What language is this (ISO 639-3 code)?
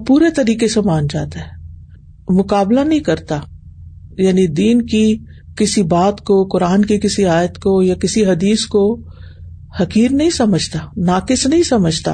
urd